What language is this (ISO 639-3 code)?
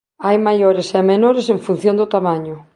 glg